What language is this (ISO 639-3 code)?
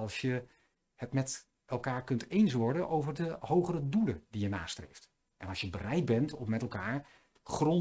nld